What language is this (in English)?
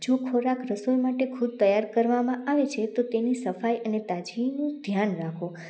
Gujarati